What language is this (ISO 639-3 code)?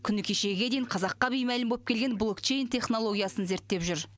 kaz